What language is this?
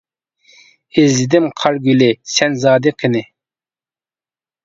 Uyghur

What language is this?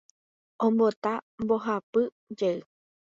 Guarani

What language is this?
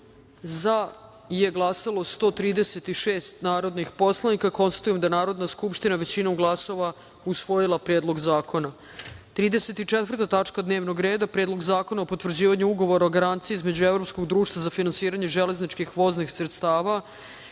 Serbian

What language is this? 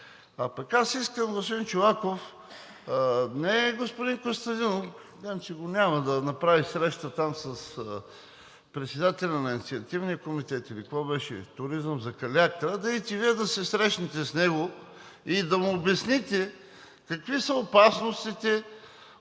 Bulgarian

